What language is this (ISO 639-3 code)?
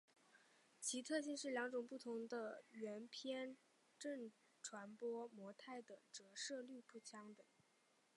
zho